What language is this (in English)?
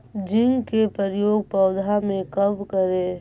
Magahi